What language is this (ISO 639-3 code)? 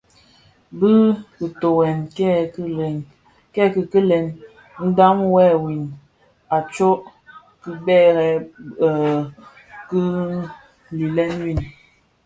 ksf